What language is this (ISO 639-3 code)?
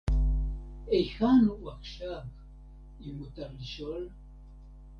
heb